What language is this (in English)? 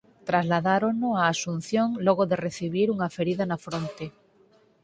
Galician